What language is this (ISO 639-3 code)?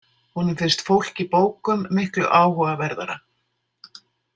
isl